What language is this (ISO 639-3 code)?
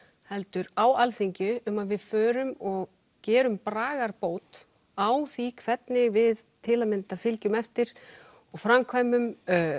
isl